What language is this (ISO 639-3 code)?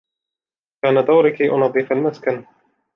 ara